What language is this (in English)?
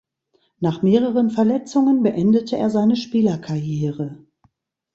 German